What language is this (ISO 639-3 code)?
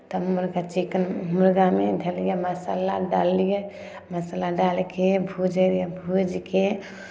mai